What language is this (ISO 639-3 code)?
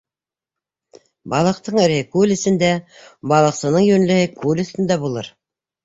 bak